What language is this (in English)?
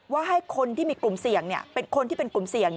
Thai